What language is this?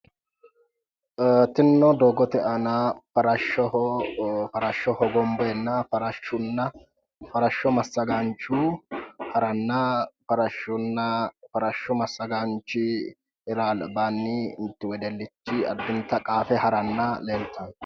Sidamo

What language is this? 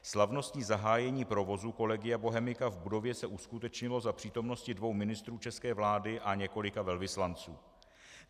Czech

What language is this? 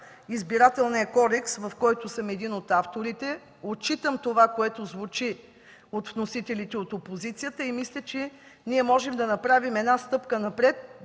Bulgarian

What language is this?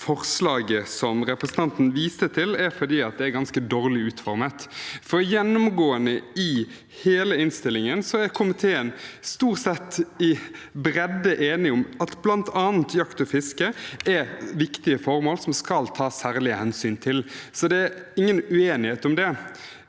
Norwegian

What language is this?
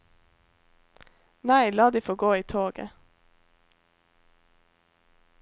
Norwegian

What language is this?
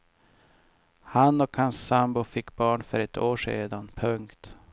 Swedish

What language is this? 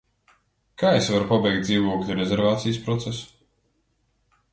Latvian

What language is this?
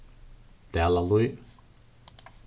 Faroese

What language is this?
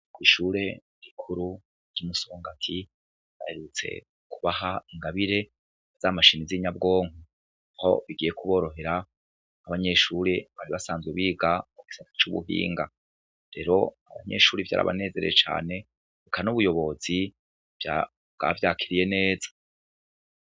Rundi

